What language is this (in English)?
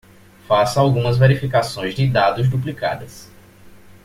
Portuguese